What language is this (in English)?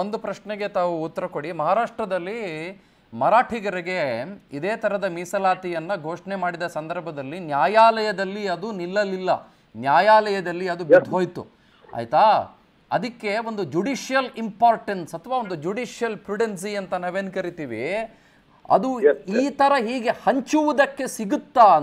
Arabic